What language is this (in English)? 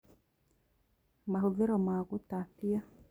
Kikuyu